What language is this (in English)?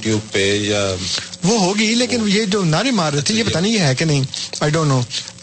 Urdu